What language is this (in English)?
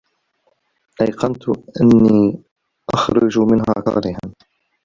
Arabic